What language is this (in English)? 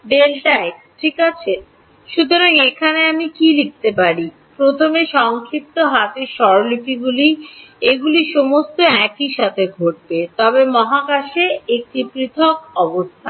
Bangla